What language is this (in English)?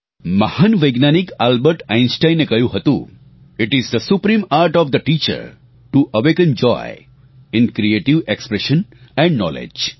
Gujarati